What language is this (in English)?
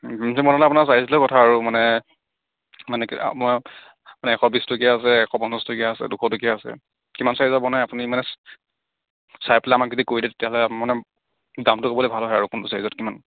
Assamese